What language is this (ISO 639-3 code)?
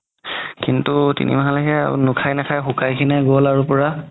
asm